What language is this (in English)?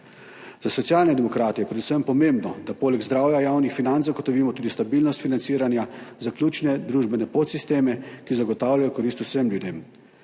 Slovenian